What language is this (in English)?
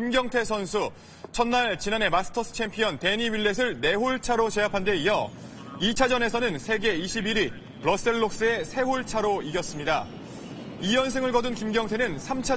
Korean